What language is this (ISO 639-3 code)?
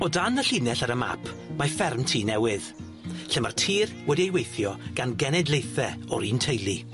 cym